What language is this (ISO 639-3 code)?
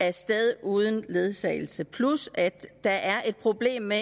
dan